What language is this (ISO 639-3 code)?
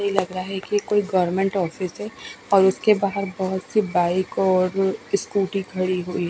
hin